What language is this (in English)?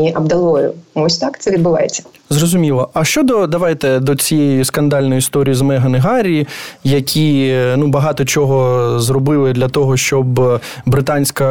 Ukrainian